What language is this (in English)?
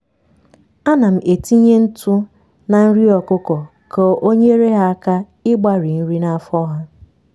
Igbo